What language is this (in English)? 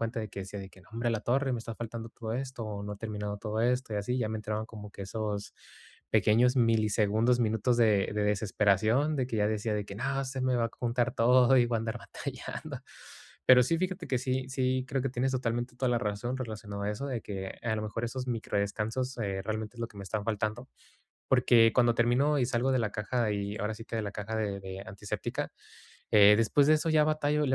Spanish